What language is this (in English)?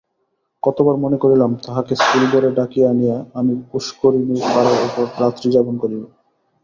Bangla